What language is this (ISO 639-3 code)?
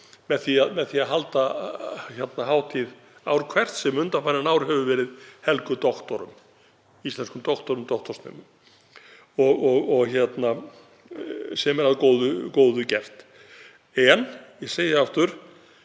isl